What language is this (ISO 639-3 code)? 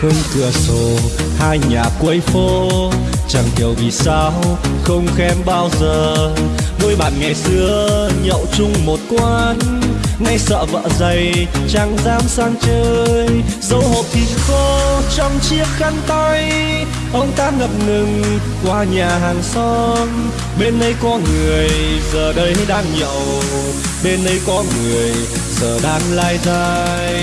vie